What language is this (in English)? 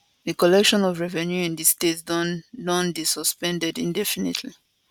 Nigerian Pidgin